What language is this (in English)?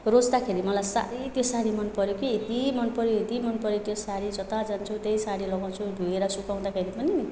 Nepali